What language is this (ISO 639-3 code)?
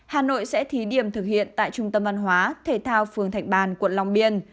vie